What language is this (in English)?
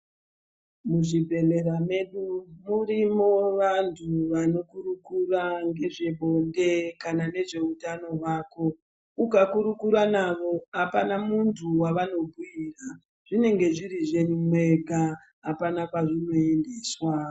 Ndau